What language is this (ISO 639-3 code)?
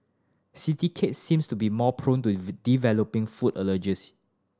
eng